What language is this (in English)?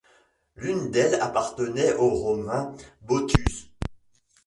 French